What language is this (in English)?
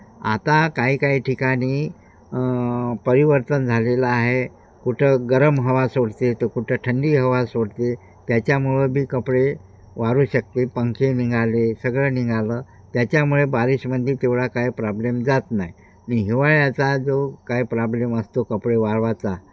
Marathi